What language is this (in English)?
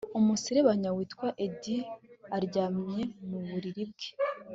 Kinyarwanda